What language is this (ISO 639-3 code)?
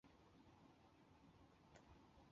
zho